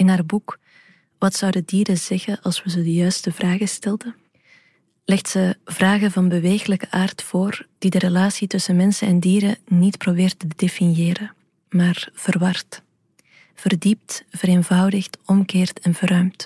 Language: Dutch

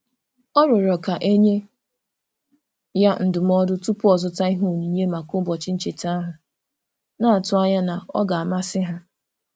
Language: Igbo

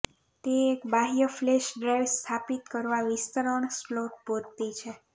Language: Gujarati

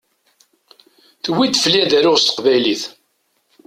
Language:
Kabyle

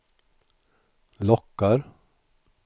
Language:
Swedish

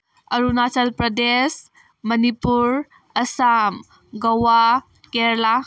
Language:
Manipuri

